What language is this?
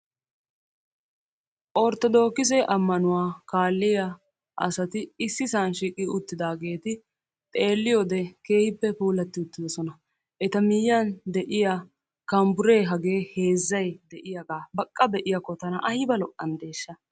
Wolaytta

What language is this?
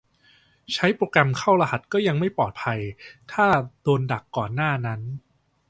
Thai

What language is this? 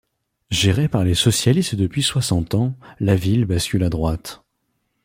French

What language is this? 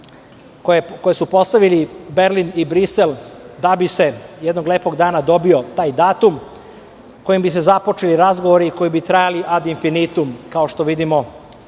Serbian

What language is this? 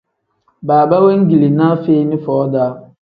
Tem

